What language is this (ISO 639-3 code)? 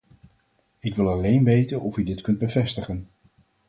nld